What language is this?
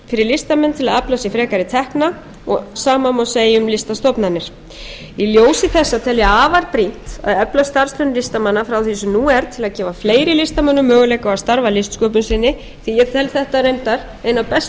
Icelandic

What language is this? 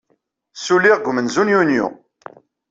Kabyle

